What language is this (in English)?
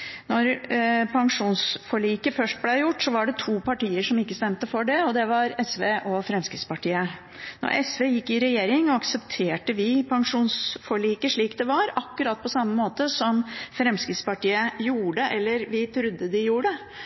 Norwegian Bokmål